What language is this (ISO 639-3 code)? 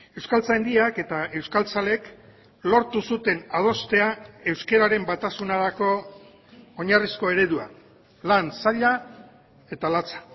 eus